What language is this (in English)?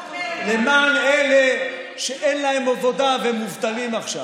Hebrew